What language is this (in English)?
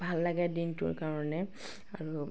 Assamese